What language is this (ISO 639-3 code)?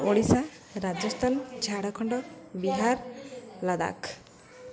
ori